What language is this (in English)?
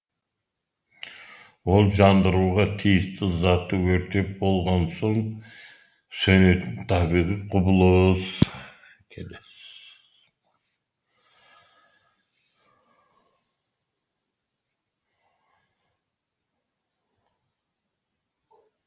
Kazakh